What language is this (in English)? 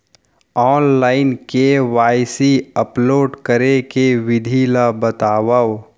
Chhattisgarhi